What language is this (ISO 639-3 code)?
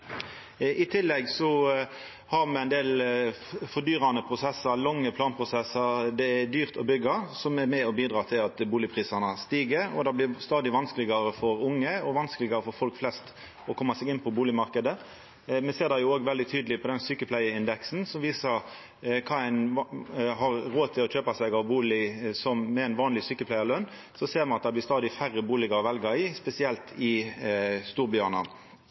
nno